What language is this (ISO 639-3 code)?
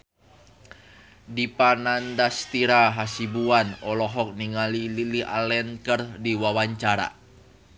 sun